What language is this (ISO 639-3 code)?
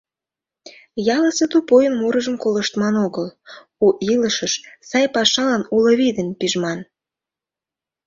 chm